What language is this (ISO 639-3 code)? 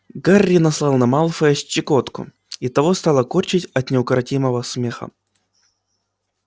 rus